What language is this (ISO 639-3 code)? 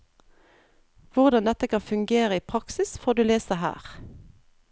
nor